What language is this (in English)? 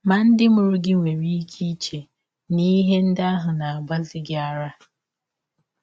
Igbo